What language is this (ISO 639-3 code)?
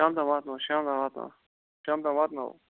kas